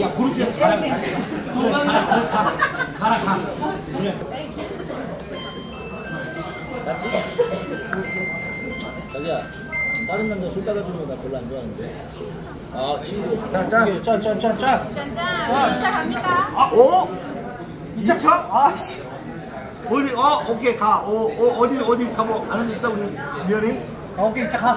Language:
Korean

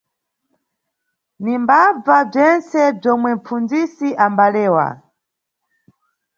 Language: Nyungwe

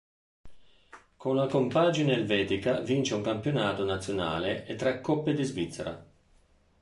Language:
Italian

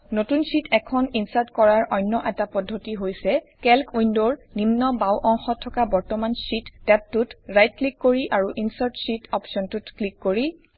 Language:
Assamese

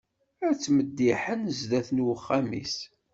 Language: Kabyle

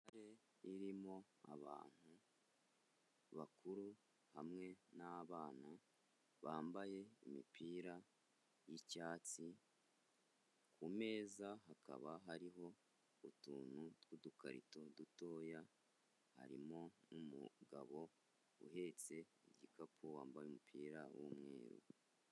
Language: Kinyarwanda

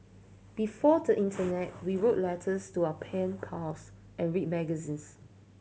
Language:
English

